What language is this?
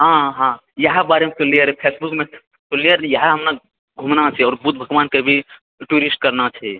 Maithili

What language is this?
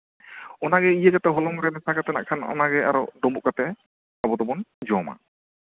Santali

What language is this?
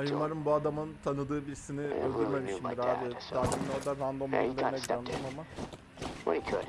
Turkish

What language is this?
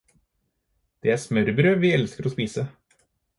Norwegian Bokmål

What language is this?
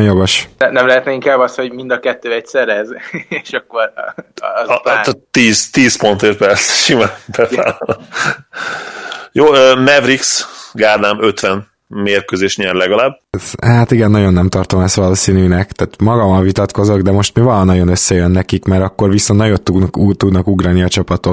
Hungarian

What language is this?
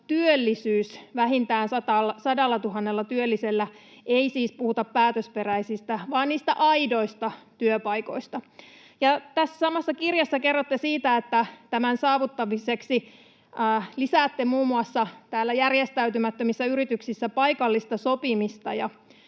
Finnish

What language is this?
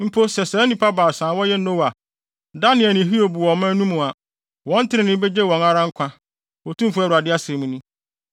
Akan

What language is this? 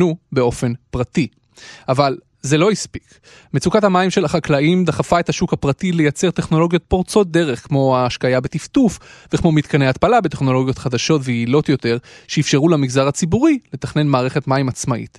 Hebrew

